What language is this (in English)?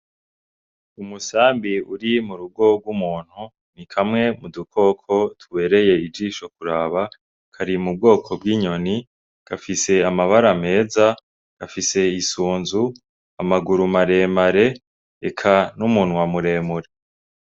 Rundi